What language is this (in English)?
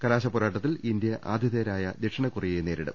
Malayalam